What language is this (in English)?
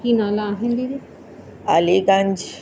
Sindhi